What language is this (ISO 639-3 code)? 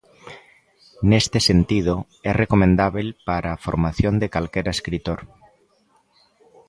glg